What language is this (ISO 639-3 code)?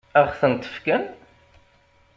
kab